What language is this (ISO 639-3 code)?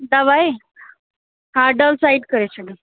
snd